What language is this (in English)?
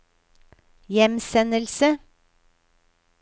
Norwegian